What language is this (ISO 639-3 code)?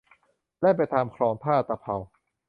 tha